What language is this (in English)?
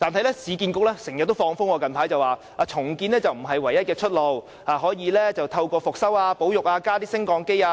Cantonese